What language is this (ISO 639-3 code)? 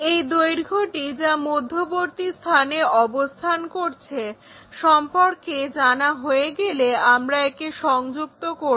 ben